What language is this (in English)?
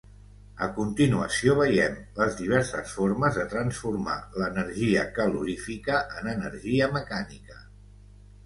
Catalan